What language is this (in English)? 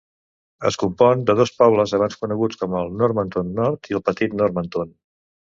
Catalan